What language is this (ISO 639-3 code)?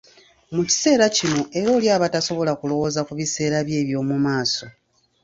lug